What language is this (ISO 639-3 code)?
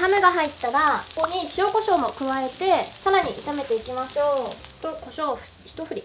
jpn